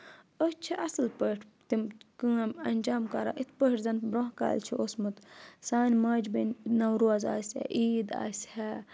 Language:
Kashmiri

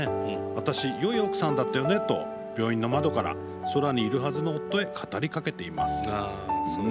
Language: Japanese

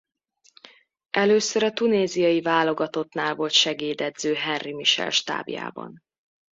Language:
Hungarian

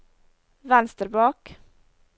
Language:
Norwegian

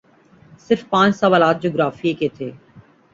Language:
Urdu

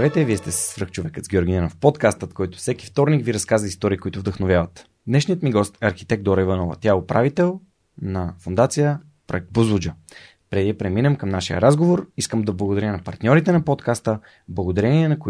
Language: Bulgarian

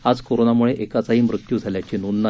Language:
Marathi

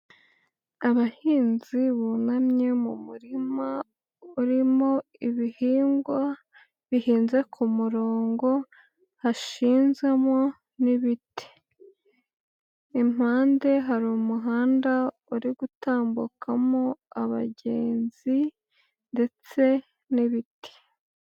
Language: Kinyarwanda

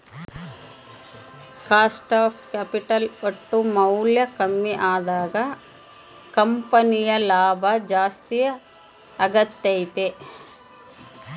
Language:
Kannada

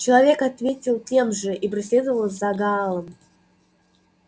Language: Russian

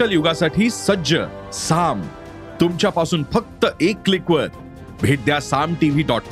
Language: Marathi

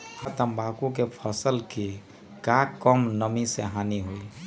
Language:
Magahi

